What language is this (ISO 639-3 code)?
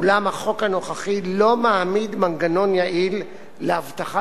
heb